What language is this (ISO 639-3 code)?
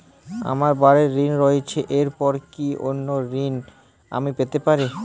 ben